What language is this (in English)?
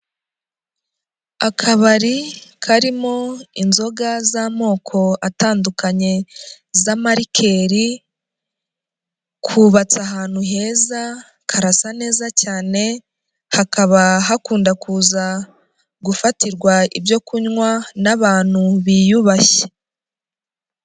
Kinyarwanda